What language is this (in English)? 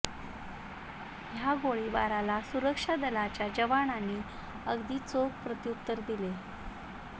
Marathi